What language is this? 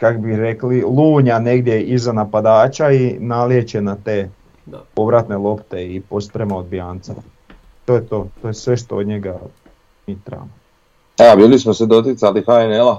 Croatian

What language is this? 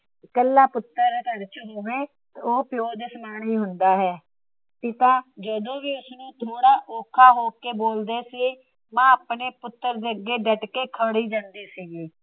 Punjabi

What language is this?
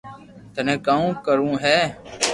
Loarki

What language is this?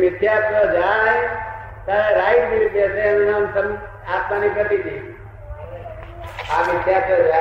Gujarati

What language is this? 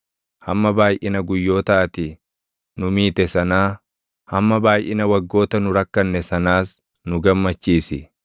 Oromo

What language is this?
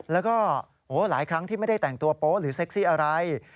Thai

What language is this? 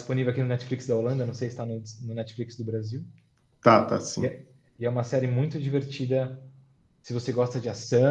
Portuguese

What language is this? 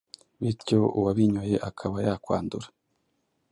Kinyarwanda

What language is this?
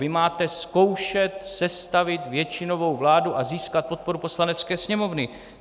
Czech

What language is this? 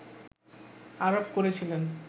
Bangla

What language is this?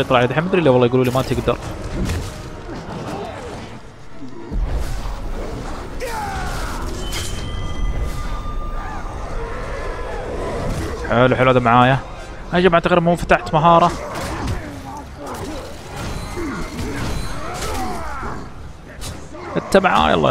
Arabic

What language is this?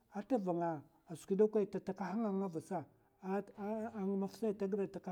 Mafa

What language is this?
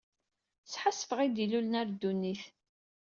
Kabyle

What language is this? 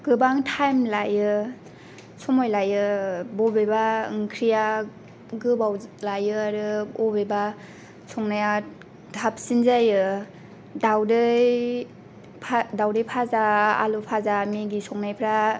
Bodo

